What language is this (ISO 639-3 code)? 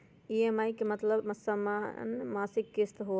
mag